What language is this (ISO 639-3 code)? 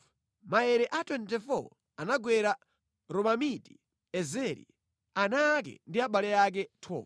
nya